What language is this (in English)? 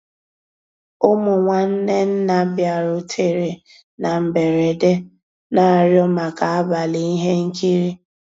Igbo